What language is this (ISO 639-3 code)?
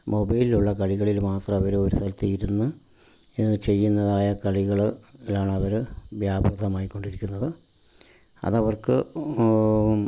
mal